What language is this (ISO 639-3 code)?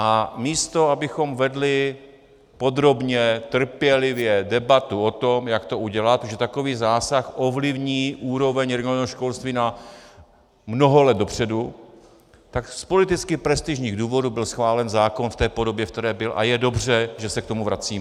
ces